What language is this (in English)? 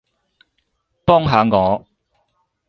Cantonese